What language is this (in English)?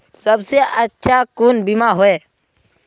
Magahi